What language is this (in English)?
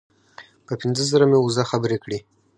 Pashto